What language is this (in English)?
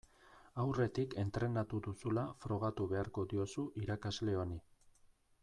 Basque